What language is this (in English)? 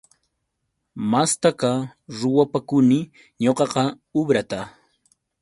Yauyos Quechua